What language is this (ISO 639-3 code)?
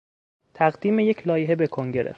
fas